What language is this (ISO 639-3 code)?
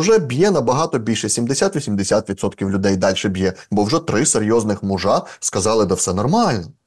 ukr